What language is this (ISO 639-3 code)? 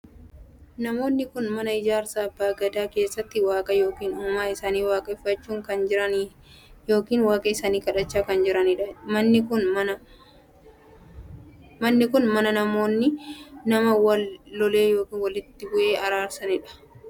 orm